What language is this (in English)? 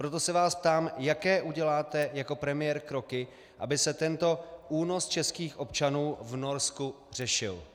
Czech